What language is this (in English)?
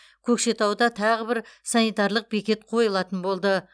Kazakh